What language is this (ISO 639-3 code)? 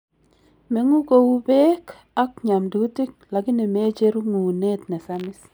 kln